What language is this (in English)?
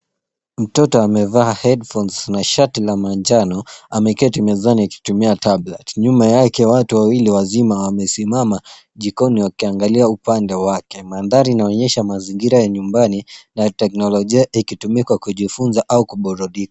Swahili